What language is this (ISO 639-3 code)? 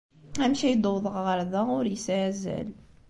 kab